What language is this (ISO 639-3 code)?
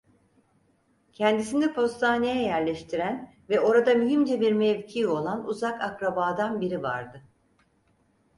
tur